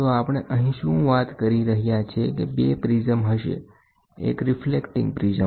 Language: Gujarati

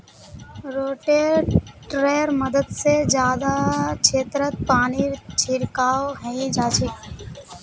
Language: Magahi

